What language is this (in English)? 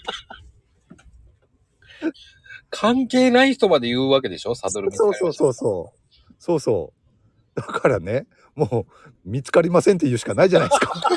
Japanese